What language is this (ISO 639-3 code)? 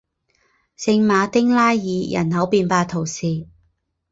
zho